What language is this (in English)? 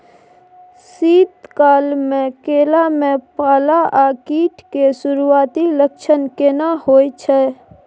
Maithili